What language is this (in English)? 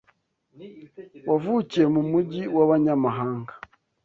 Kinyarwanda